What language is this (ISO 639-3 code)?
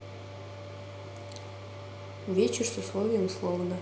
rus